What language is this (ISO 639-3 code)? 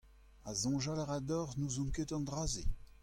bre